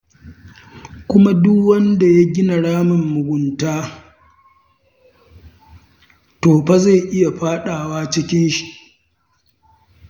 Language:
Hausa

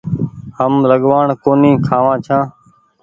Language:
Goaria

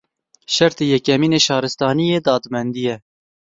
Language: Kurdish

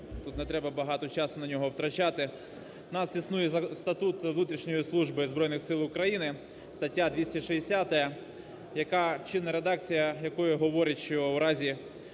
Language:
Ukrainian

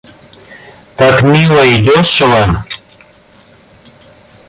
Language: Russian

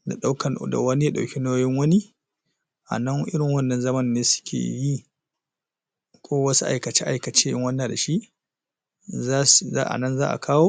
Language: Hausa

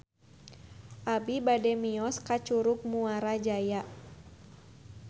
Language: Sundanese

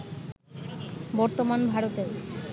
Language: Bangla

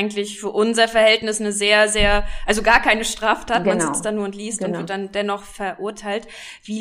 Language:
German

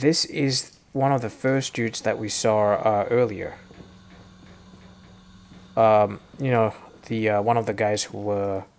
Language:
English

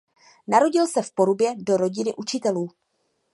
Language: Czech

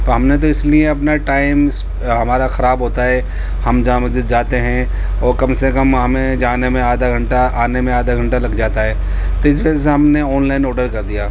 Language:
Urdu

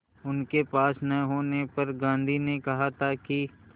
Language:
Hindi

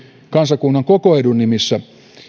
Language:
Finnish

